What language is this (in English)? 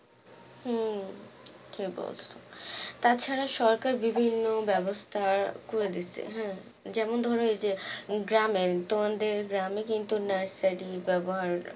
Bangla